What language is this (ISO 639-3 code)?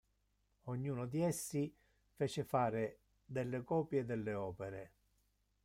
ita